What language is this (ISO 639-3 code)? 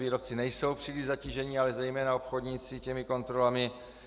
ces